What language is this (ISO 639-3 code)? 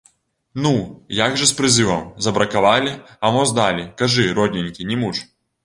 bel